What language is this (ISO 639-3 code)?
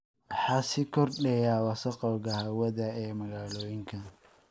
som